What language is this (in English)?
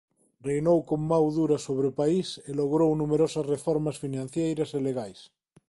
Galician